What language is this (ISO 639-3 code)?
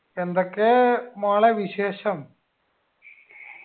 mal